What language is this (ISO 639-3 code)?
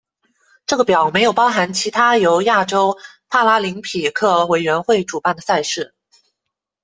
zho